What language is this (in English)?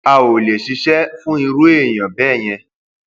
Yoruba